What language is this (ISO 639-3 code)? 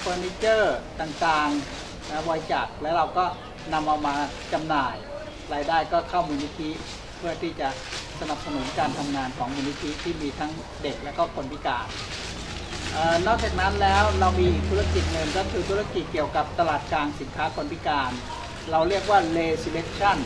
tha